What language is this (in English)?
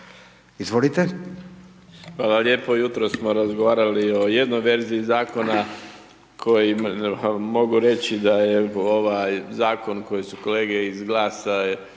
Croatian